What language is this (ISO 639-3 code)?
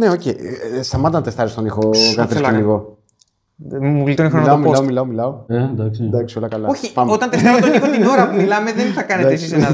ell